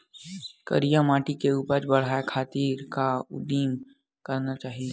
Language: Chhattisgarhi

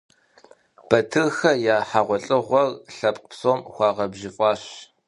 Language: Kabardian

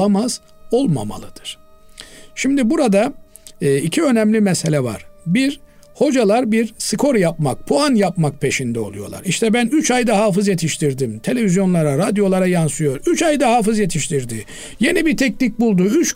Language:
Turkish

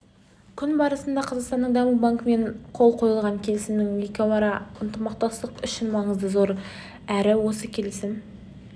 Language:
Kazakh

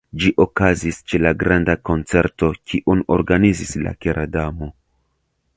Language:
Esperanto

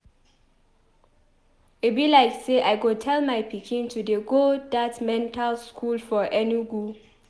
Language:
Nigerian Pidgin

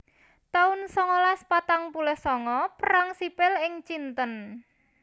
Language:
Javanese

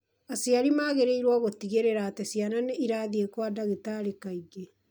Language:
Kikuyu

